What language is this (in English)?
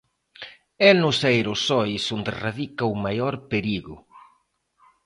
Galician